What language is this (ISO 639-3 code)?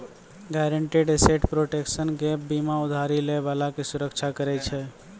mai